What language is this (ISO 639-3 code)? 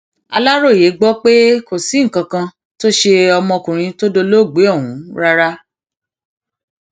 yor